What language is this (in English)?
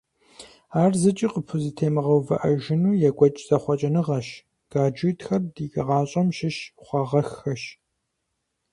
Kabardian